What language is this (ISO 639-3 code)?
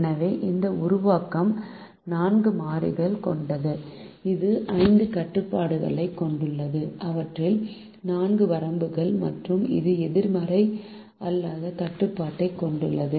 tam